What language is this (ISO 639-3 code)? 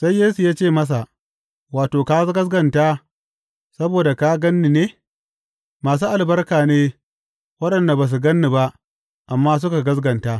hau